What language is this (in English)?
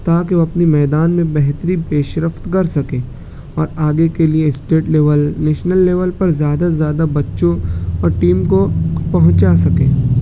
Urdu